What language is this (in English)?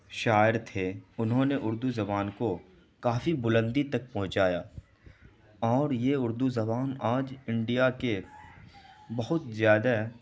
Urdu